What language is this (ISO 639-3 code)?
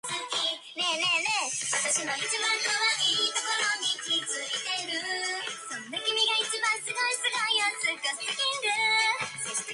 jpn